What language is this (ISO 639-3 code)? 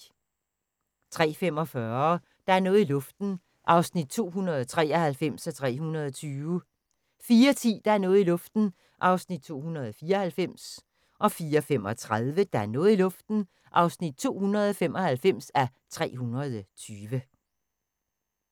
dan